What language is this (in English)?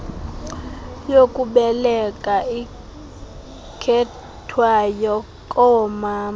Xhosa